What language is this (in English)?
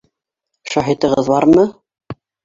Bashkir